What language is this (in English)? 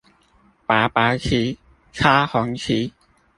Chinese